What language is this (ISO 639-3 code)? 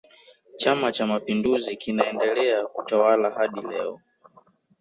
swa